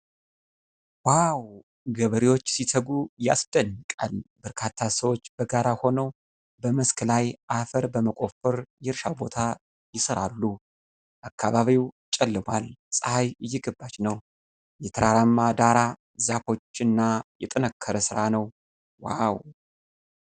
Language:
Amharic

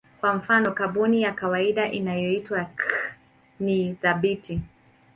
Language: Swahili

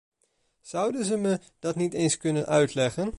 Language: Dutch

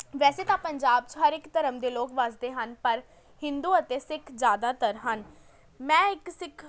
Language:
Punjabi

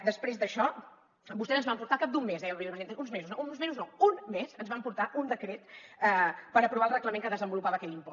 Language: Catalan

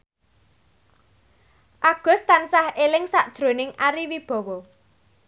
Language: Javanese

